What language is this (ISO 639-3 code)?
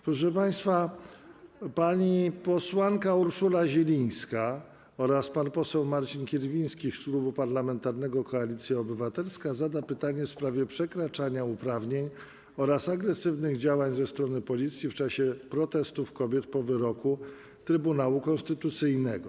pol